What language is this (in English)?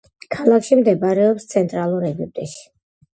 Georgian